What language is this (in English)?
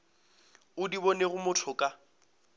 Northern Sotho